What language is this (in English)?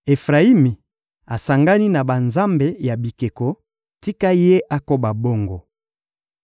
Lingala